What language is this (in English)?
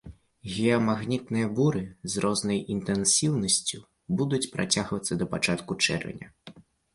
Belarusian